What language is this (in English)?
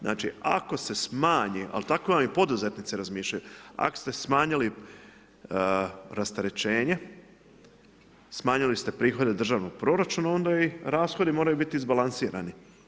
Croatian